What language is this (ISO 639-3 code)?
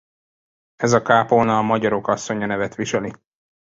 hun